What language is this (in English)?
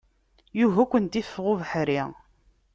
Kabyle